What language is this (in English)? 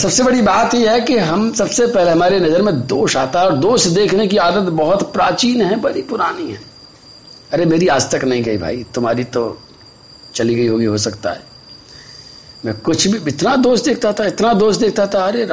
Hindi